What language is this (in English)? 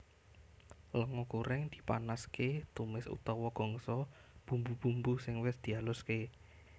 Javanese